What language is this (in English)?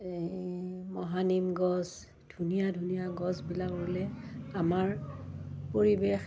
Assamese